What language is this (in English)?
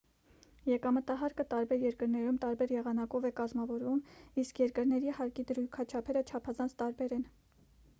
Armenian